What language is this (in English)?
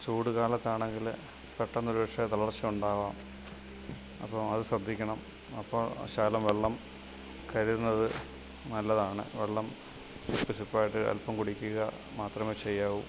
Malayalam